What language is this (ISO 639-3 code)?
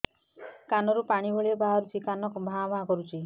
ori